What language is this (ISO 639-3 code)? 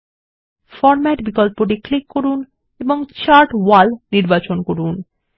ben